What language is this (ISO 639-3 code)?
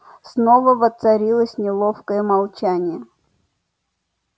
rus